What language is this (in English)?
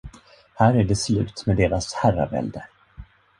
Swedish